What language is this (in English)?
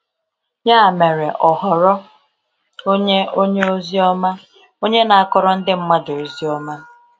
Igbo